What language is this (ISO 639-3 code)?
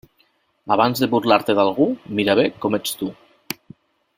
cat